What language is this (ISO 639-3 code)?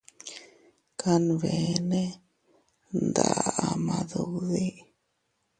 cut